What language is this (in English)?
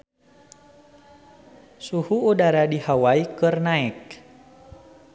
Sundanese